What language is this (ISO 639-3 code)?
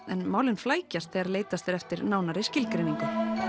isl